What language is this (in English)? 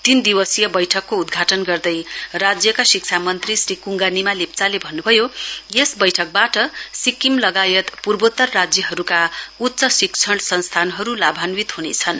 Nepali